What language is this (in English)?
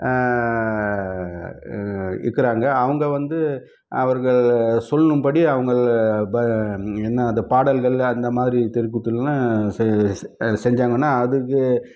Tamil